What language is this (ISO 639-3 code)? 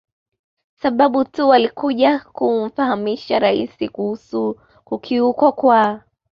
swa